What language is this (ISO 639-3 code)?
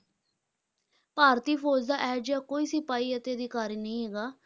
pan